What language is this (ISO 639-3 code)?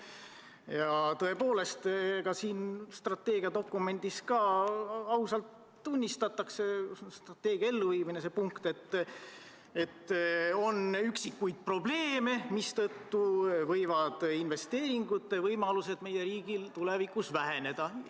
est